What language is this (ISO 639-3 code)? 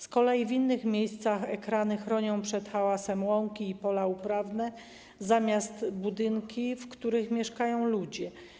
pol